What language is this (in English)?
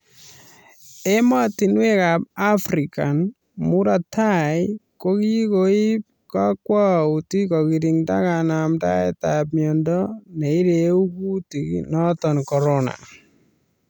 Kalenjin